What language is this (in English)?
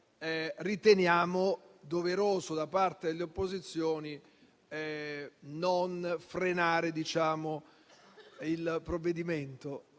Italian